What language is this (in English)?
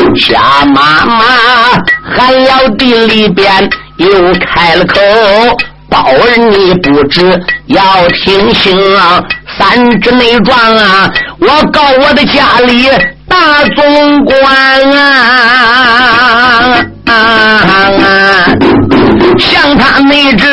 Chinese